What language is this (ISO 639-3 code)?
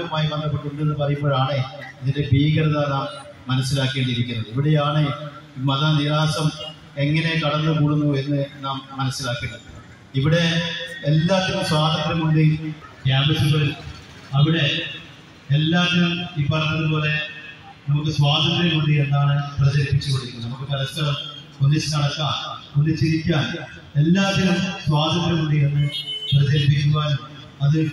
mal